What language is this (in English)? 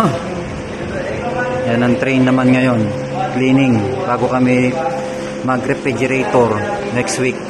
Filipino